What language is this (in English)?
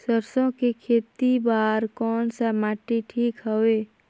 Chhattisgarhi